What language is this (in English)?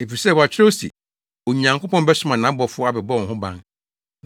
Akan